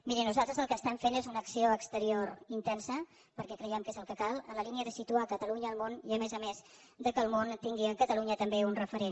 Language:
Catalan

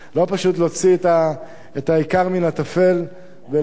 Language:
Hebrew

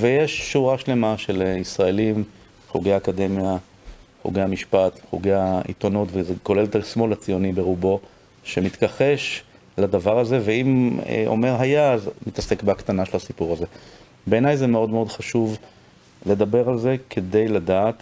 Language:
Hebrew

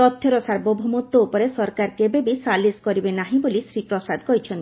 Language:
Odia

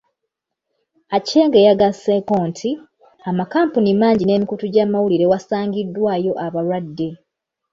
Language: Ganda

